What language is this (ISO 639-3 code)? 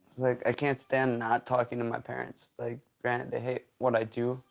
eng